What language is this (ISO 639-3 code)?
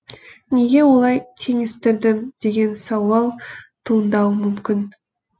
kaz